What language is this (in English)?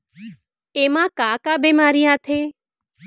Chhattisgarhi